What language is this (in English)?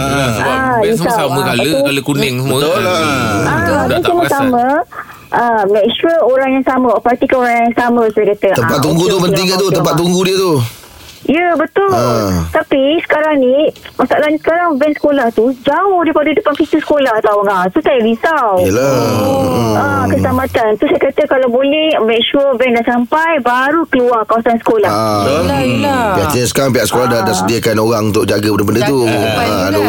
Malay